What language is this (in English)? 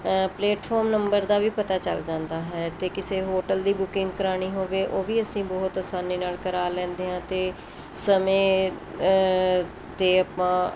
Punjabi